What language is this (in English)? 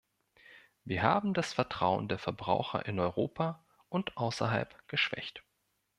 German